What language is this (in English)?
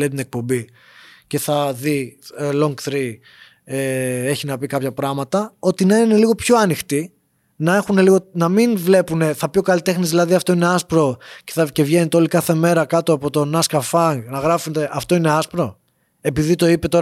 Greek